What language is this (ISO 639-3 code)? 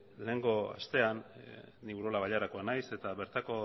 eus